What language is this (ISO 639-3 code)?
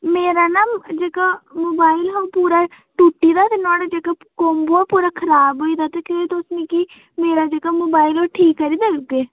doi